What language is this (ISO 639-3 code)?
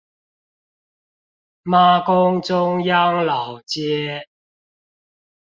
zho